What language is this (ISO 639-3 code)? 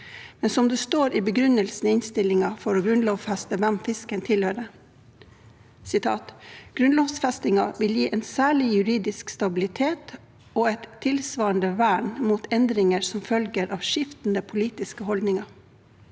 nor